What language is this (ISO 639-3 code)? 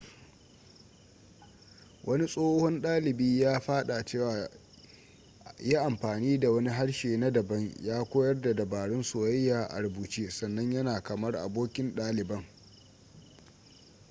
hau